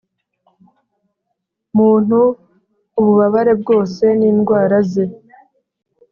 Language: Kinyarwanda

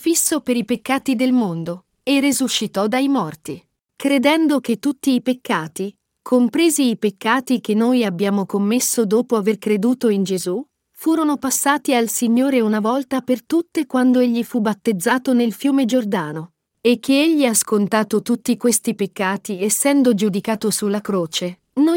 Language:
Italian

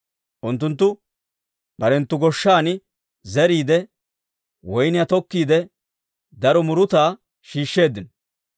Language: Dawro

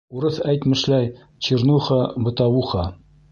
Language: Bashkir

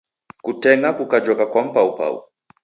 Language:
Taita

